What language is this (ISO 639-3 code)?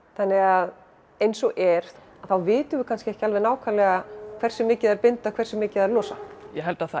isl